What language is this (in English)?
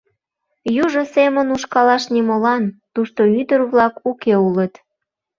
Mari